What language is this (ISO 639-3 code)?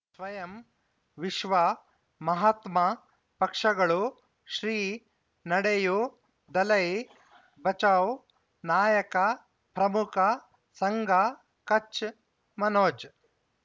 kan